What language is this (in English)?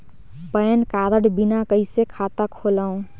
Chhattisgarhi